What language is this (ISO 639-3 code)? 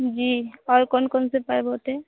hin